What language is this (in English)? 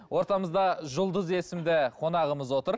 Kazakh